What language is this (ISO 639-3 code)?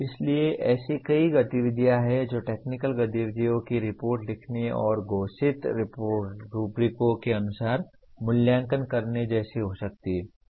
hin